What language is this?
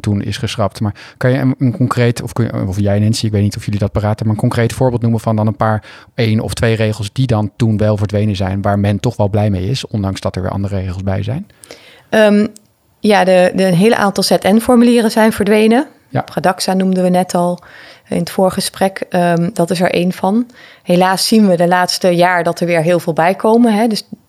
Dutch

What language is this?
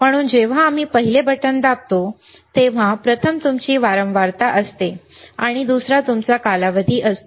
Marathi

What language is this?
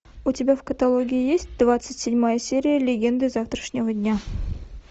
Russian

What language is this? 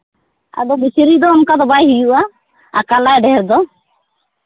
Santali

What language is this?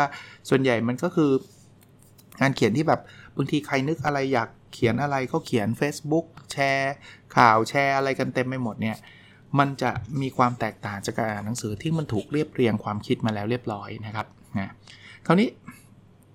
Thai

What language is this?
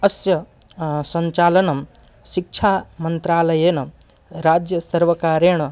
Sanskrit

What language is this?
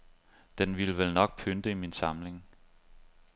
Danish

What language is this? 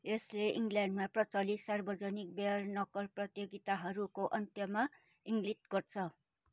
Nepali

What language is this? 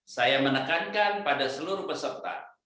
Indonesian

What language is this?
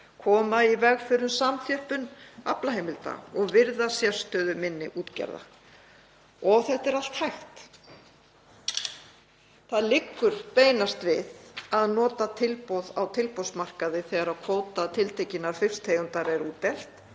Icelandic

